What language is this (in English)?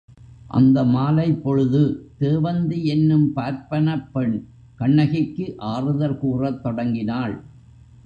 Tamil